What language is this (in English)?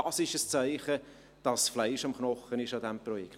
Swiss German